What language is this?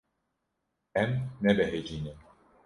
Kurdish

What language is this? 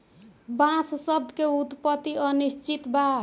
Bhojpuri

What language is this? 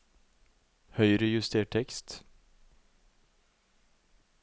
Norwegian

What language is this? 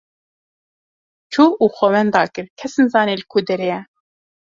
Kurdish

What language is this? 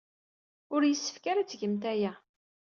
Kabyle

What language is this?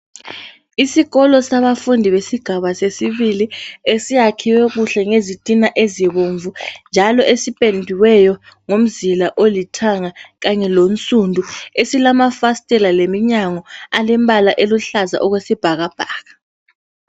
North Ndebele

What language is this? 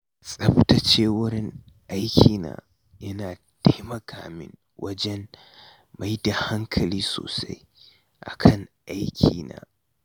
Hausa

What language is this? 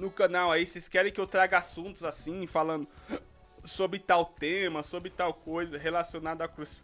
Portuguese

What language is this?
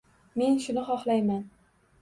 Uzbek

